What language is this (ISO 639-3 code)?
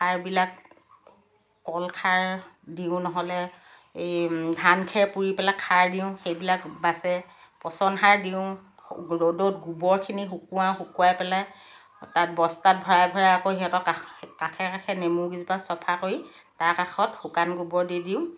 asm